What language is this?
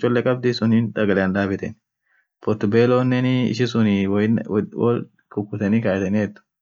Orma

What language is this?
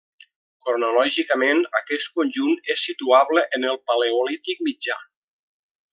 Catalan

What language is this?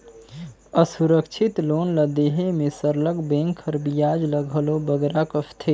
Chhattisgarhi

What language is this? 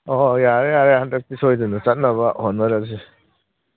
Manipuri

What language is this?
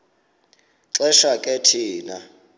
Xhosa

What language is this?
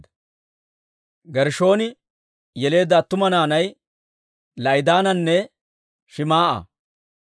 Dawro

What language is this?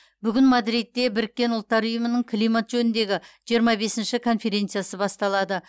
Kazakh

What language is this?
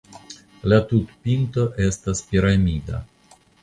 Esperanto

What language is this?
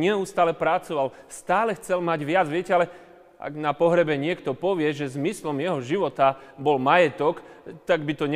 Slovak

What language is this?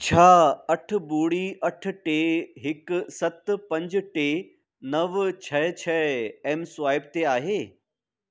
Sindhi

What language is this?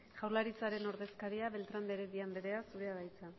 Basque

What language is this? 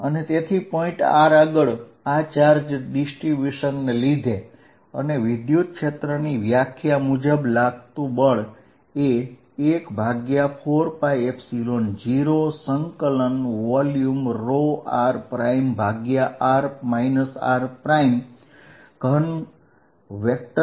Gujarati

